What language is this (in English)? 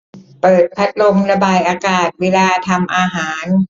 Thai